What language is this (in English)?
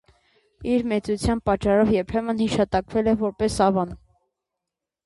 Armenian